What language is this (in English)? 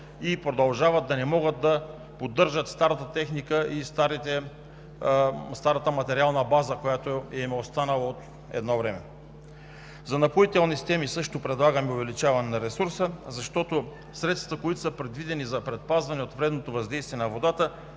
Bulgarian